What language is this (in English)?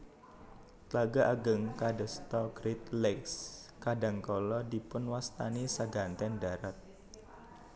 Javanese